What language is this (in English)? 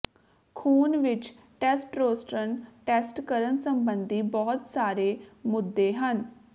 Punjabi